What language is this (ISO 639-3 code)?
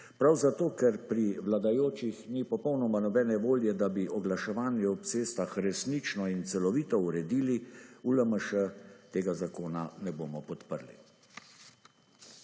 slv